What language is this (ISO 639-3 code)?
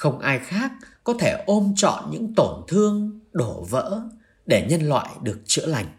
vie